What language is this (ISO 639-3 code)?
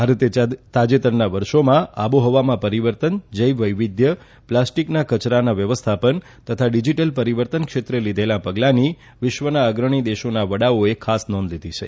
guj